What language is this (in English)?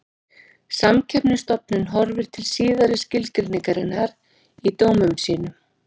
Icelandic